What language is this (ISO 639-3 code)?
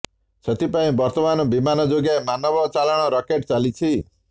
ori